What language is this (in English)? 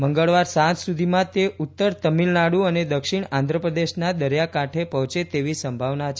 Gujarati